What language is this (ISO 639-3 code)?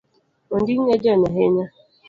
luo